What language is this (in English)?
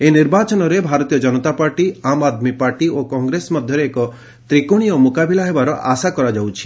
Odia